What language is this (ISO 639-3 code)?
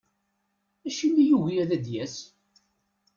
kab